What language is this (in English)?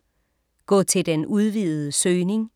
Danish